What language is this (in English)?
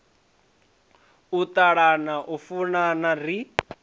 Venda